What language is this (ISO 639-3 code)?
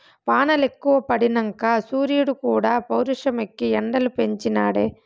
tel